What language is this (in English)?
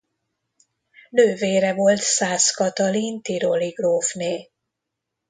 Hungarian